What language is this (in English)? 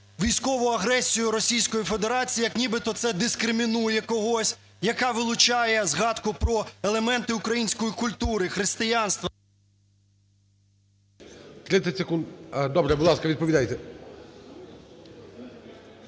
Ukrainian